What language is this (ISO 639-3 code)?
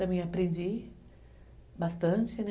por